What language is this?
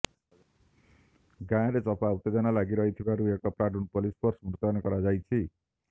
Odia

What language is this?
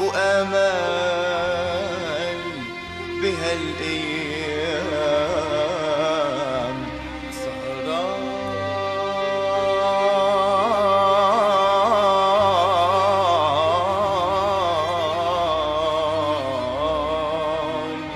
Arabic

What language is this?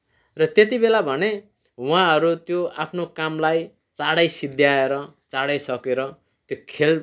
Nepali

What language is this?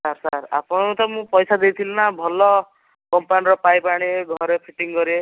Odia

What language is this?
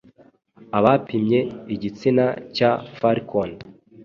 Kinyarwanda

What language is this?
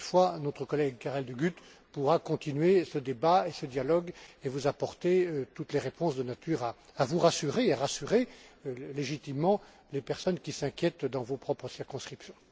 French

